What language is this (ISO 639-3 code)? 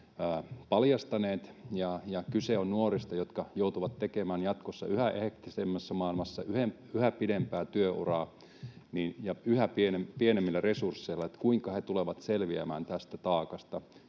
fin